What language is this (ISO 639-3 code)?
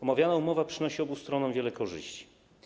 pol